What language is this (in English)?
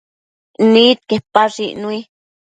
Matsés